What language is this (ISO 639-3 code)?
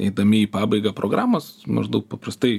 lit